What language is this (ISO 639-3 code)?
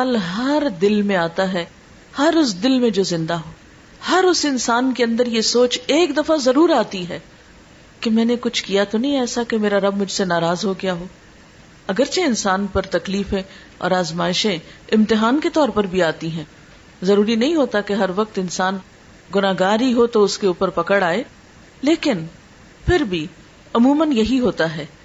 urd